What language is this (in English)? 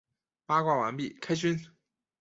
Chinese